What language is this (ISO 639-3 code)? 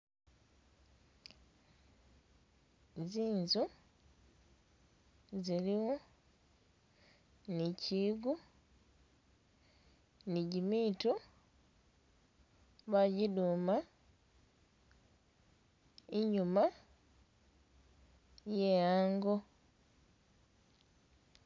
myx